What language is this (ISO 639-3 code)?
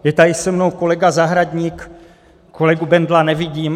ces